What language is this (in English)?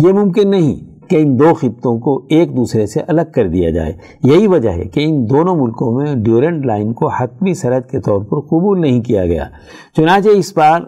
Urdu